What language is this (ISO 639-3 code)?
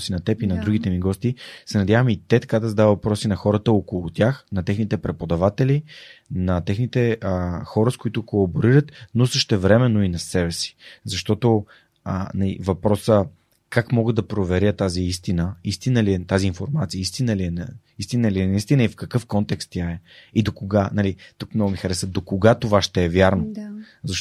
bul